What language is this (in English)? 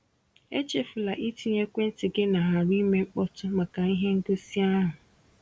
Igbo